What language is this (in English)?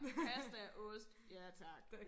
Danish